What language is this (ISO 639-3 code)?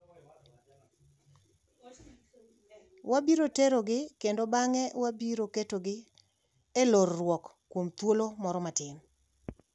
luo